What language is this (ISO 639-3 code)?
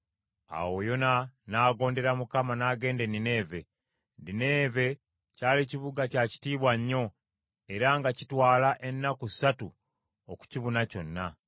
lug